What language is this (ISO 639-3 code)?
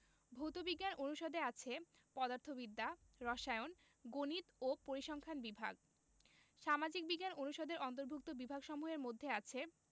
ben